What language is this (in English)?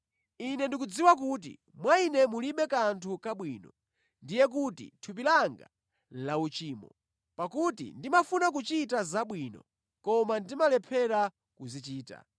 Nyanja